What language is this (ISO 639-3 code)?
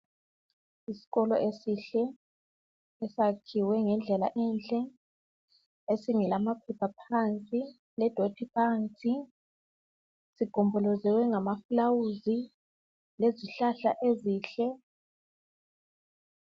nde